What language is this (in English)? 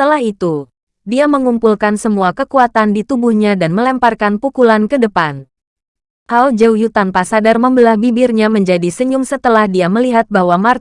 Indonesian